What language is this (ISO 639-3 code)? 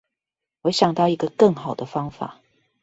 zho